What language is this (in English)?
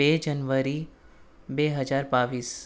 Gujarati